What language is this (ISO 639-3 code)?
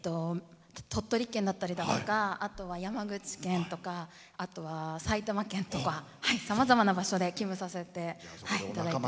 jpn